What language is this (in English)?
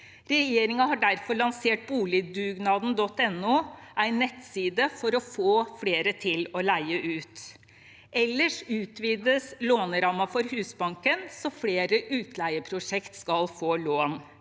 Norwegian